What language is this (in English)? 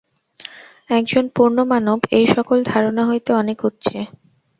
Bangla